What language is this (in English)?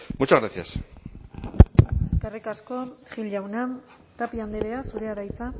Basque